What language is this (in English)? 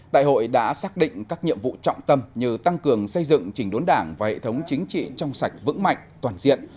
Vietnamese